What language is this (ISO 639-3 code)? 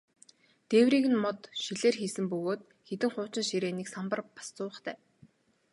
mon